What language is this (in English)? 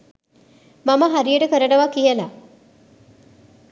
Sinhala